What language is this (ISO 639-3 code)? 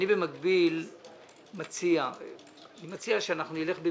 heb